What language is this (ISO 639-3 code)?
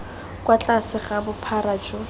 tsn